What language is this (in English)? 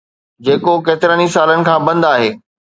Sindhi